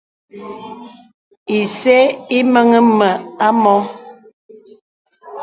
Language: Bebele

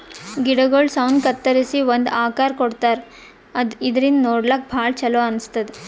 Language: Kannada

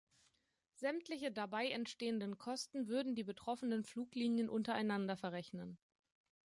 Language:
German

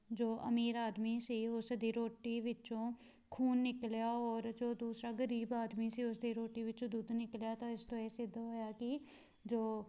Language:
Punjabi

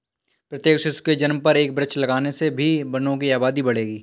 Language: Hindi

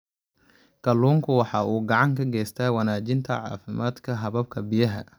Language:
Somali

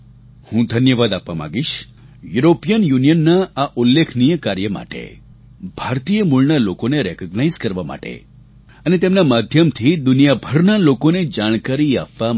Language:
Gujarati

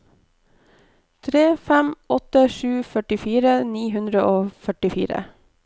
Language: Norwegian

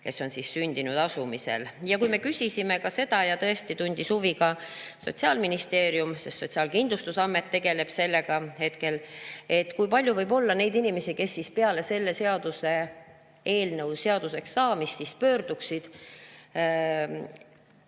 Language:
Estonian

